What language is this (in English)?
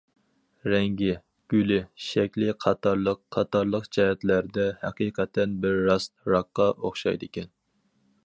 Uyghur